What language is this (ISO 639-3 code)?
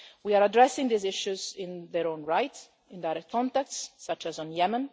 eng